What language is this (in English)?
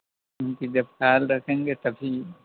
Urdu